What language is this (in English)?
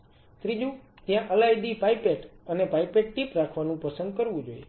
Gujarati